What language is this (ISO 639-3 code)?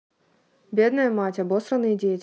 rus